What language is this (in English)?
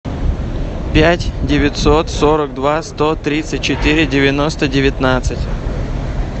Russian